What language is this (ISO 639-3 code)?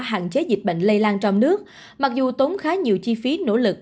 vie